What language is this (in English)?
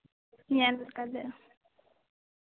Santali